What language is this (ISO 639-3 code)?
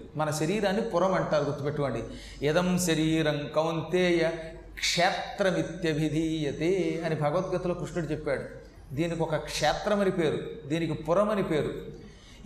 tel